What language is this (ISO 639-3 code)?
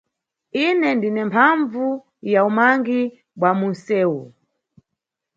nyu